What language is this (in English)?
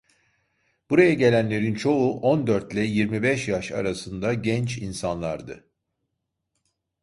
Turkish